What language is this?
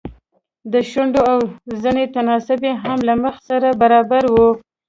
Pashto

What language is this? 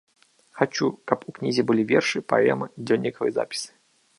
Belarusian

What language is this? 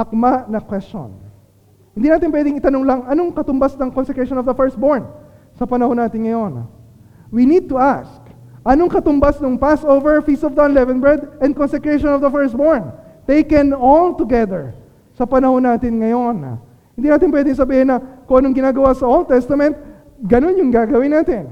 Filipino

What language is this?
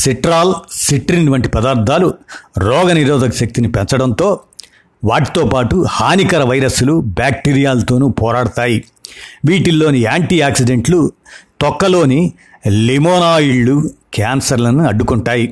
Telugu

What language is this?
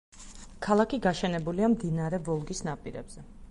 Georgian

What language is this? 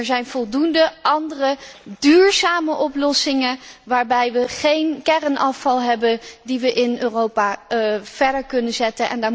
Dutch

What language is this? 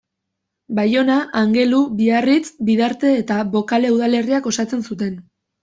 Basque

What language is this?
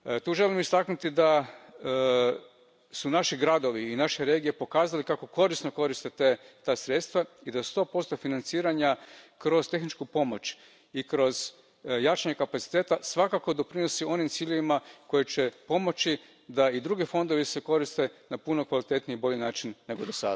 Croatian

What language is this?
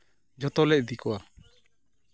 Santali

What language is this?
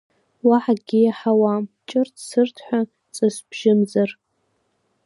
Abkhazian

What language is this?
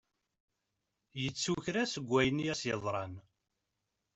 Kabyle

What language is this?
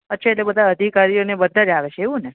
Gujarati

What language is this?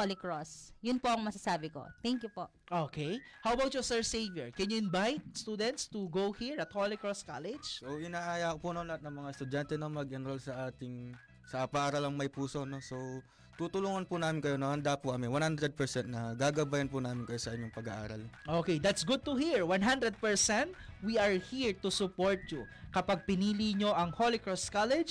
Filipino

